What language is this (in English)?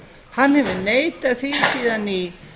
Icelandic